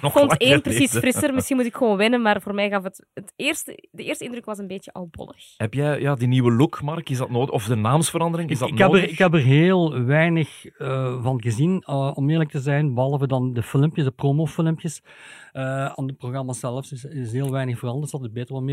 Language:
Dutch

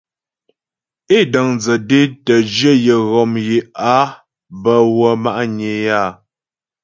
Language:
Ghomala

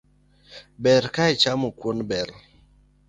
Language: Luo (Kenya and Tanzania)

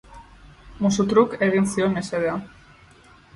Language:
Basque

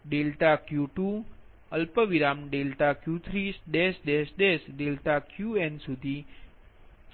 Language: Gujarati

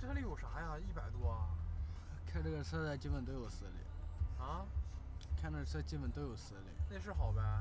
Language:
Chinese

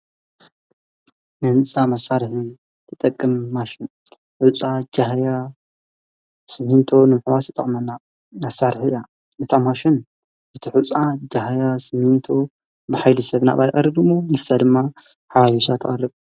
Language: Tigrinya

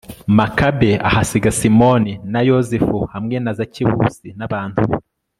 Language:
Kinyarwanda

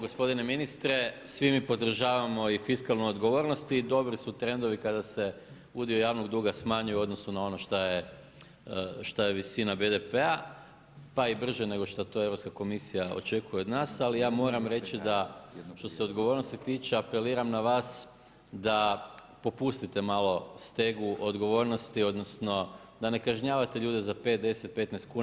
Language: Croatian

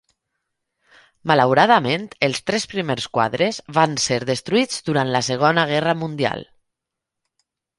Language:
Catalan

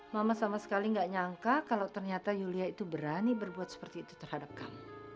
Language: Indonesian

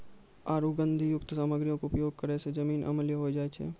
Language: Maithili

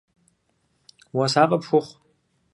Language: Kabardian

